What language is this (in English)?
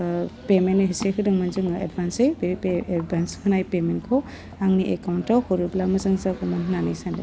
Bodo